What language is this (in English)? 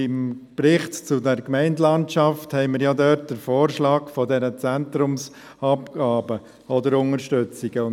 Swiss German